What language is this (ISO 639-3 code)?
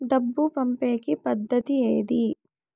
tel